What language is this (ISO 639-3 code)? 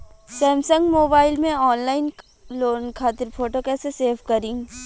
bho